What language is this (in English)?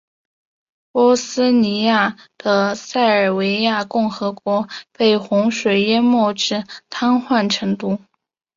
Chinese